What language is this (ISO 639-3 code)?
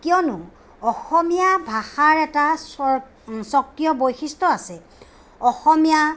asm